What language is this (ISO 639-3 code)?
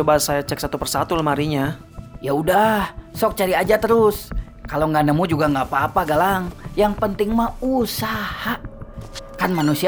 ind